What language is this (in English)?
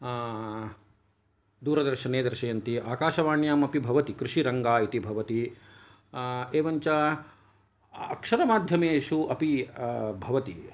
Sanskrit